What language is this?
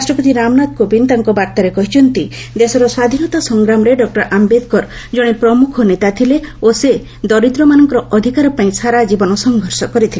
Odia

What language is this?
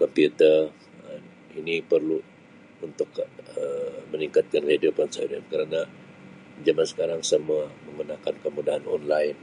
Sabah Malay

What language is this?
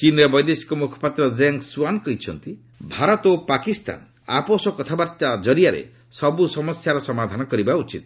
Odia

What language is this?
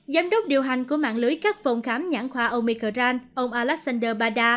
Vietnamese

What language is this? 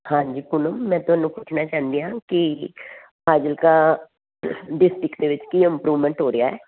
Punjabi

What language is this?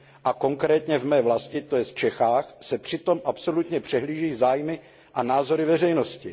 Czech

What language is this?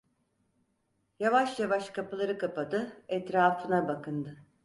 Turkish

